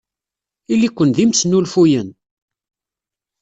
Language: Kabyle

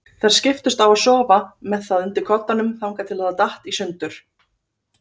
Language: Icelandic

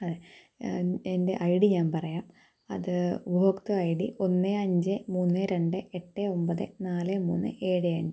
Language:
Malayalam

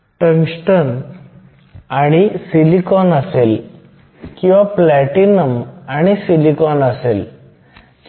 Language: Marathi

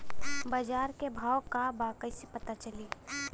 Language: Bhojpuri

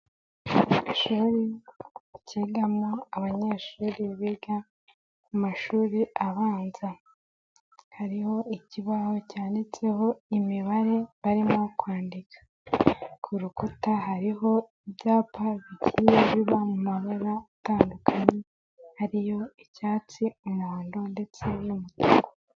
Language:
Kinyarwanda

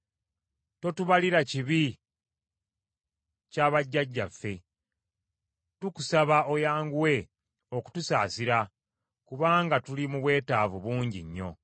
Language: Ganda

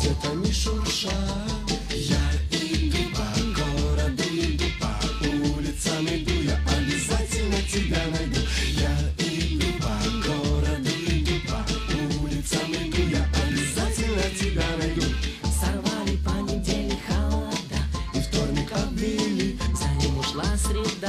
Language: Russian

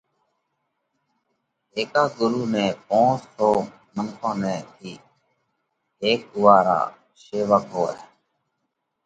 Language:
Parkari Koli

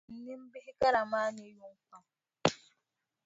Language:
Dagbani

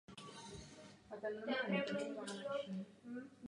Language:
Czech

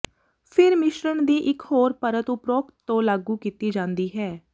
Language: Punjabi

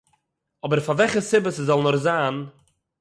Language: Yiddish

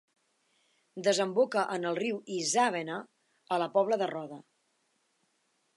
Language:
Catalan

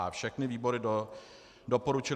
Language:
Czech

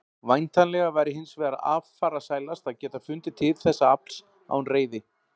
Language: Icelandic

